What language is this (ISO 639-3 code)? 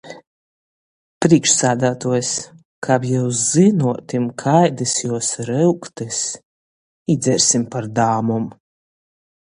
ltg